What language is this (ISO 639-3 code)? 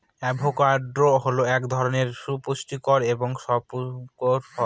ben